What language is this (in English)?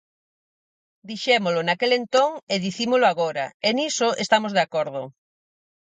Galician